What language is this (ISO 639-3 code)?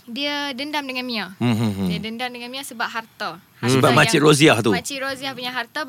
msa